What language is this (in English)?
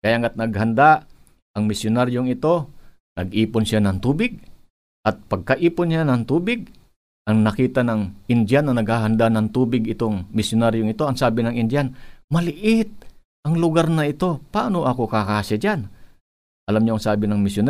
Filipino